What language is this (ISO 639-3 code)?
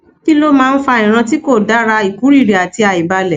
yor